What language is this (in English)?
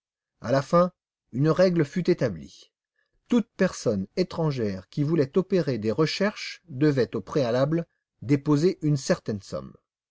French